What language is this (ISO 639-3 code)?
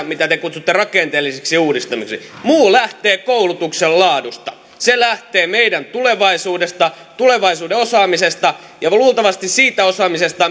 fin